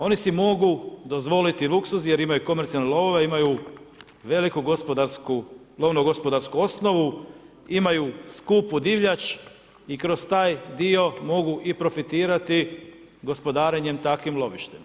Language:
Croatian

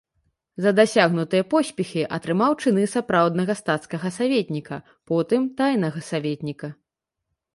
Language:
Belarusian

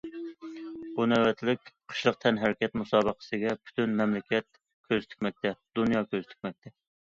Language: Uyghur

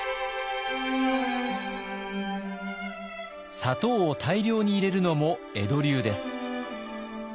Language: Japanese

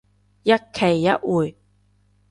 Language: Cantonese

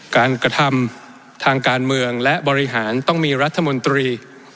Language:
Thai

